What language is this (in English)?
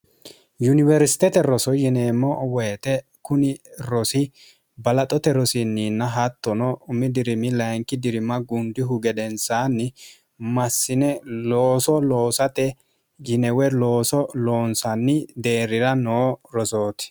Sidamo